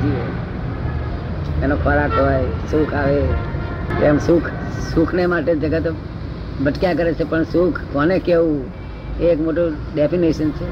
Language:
Gujarati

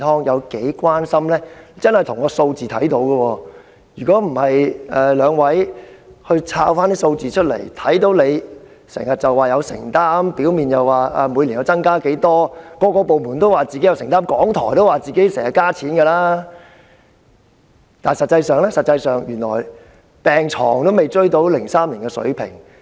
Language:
Cantonese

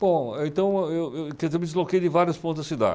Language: Portuguese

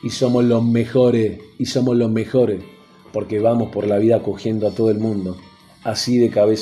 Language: Spanish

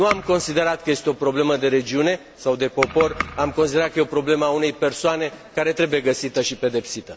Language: Romanian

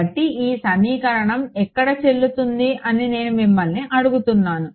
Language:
Telugu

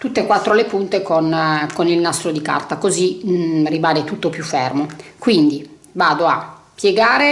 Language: Italian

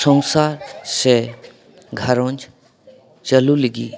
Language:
Santali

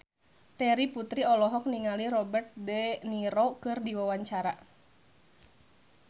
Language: Sundanese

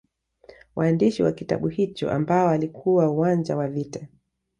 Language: Swahili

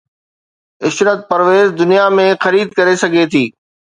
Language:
Sindhi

